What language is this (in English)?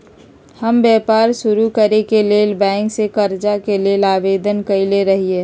Magahi